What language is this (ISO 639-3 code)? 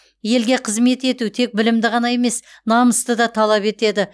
kaz